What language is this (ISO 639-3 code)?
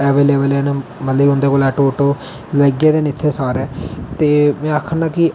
doi